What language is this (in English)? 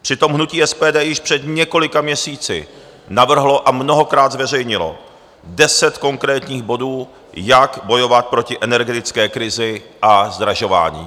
Czech